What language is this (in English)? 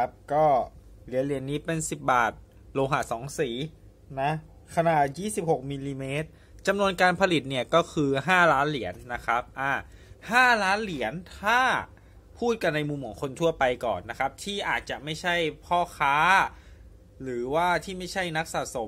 Thai